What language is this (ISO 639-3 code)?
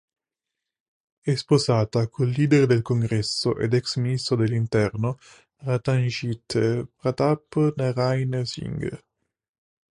ita